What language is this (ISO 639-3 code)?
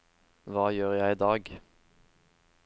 nor